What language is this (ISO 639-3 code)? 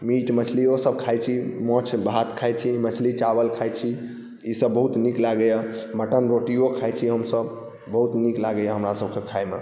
mai